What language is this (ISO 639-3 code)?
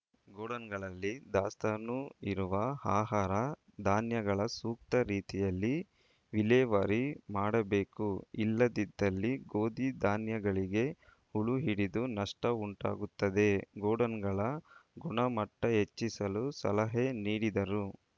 kan